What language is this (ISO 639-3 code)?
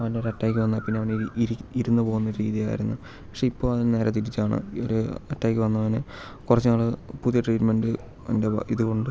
mal